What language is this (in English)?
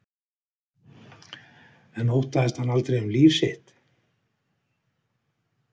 Icelandic